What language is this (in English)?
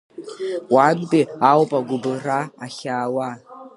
Abkhazian